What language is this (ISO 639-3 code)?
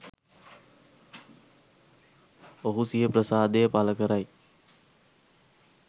sin